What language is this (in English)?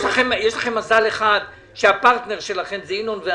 Hebrew